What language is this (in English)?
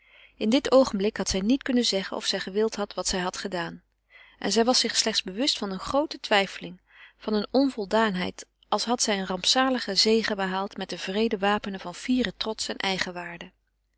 Dutch